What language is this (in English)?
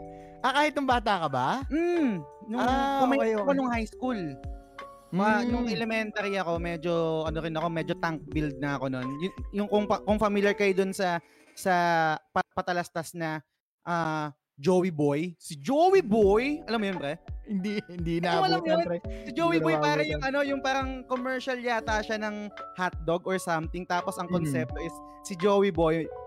Filipino